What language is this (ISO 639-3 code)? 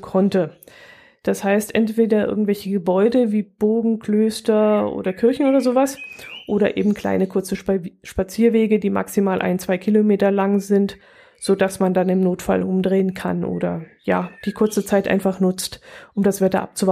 deu